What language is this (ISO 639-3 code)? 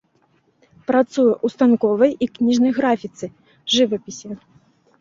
bel